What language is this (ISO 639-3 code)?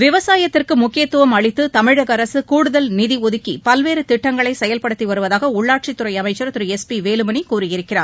tam